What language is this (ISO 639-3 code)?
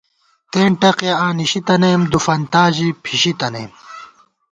gwt